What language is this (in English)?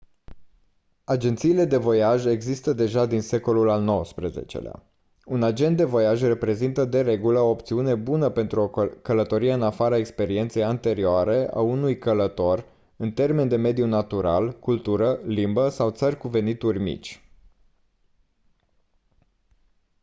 Romanian